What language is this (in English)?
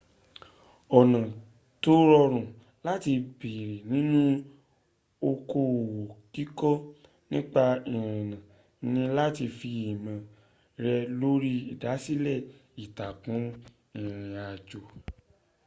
Yoruba